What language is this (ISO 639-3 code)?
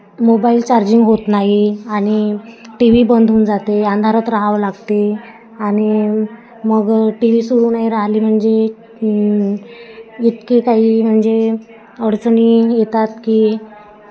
mar